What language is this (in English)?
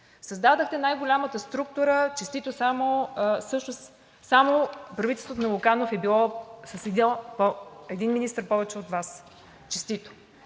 Bulgarian